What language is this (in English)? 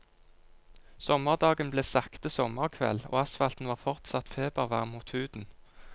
Norwegian